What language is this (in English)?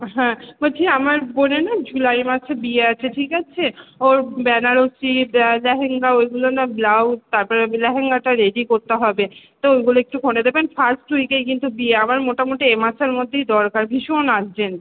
Bangla